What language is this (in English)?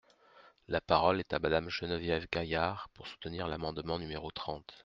French